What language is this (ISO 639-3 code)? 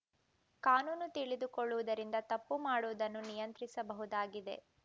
kan